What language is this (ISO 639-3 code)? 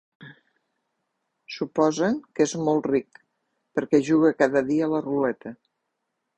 cat